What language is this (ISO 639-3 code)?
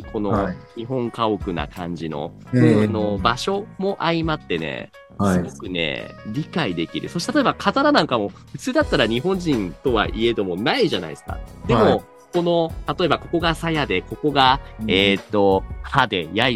jpn